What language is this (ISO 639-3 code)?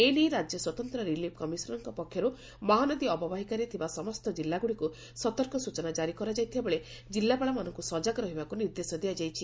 ori